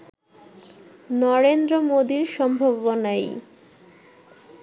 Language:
Bangla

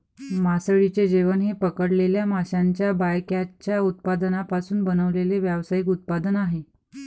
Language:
Marathi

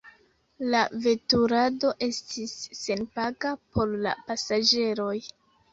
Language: Esperanto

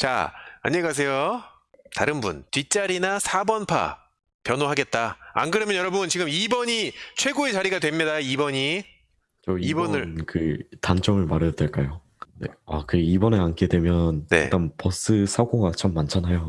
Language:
Korean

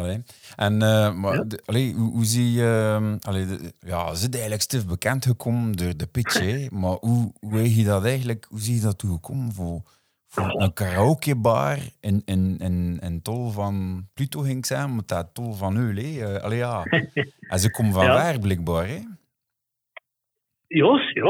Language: Dutch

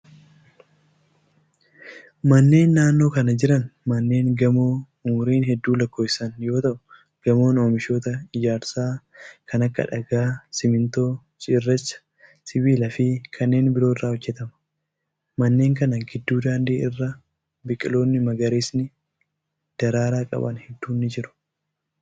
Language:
Oromo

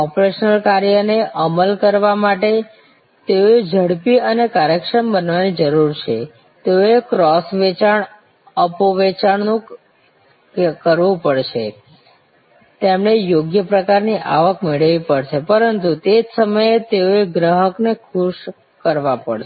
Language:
Gujarati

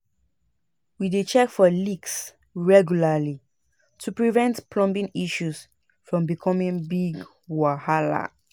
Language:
Nigerian Pidgin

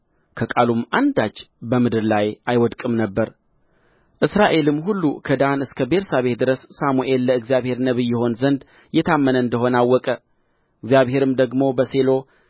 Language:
Amharic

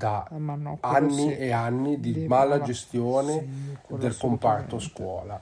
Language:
Italian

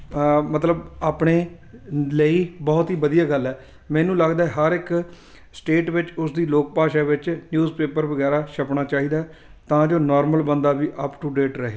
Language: Punjabi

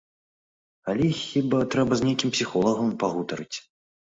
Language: Belarusian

